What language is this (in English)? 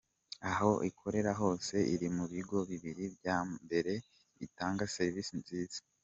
Kinyarwanda